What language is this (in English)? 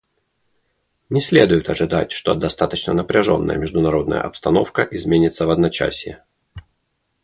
Russian